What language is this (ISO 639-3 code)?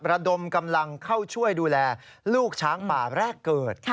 tha